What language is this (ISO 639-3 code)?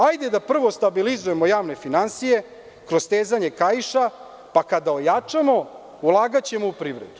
srp